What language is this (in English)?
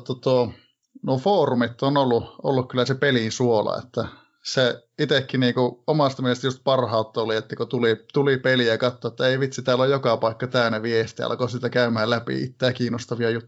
Finnish